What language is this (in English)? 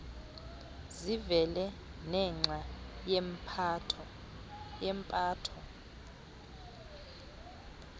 Xhosa